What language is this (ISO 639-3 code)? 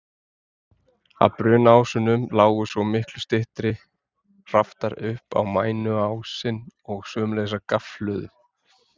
isl